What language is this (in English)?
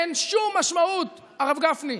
Hebrew